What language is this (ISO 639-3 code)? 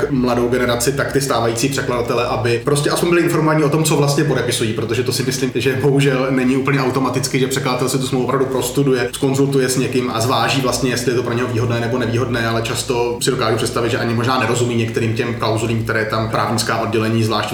ces